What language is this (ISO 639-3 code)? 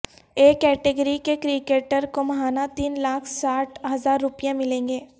urd